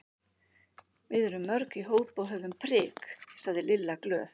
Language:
Icelandic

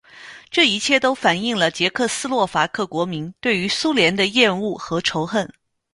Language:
Chinese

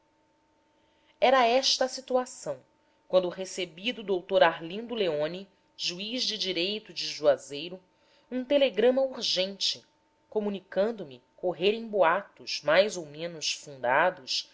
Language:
Portuguese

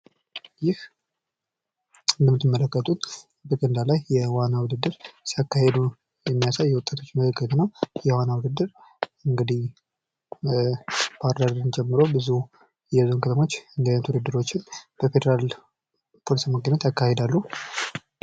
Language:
Amharic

